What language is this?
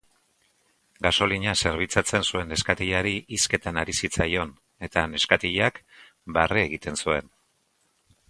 Basque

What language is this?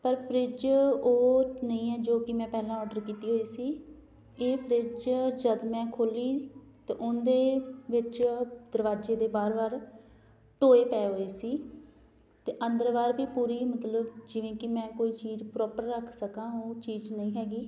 Punjabi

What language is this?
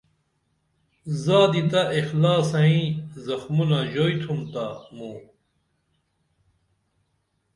Dameli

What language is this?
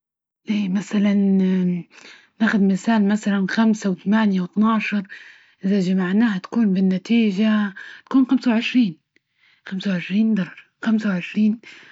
Libyan Arabic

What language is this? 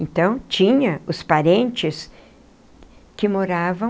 Portuguese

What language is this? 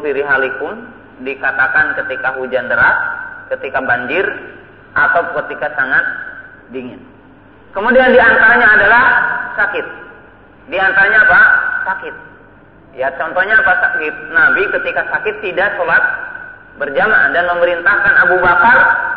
Indonesian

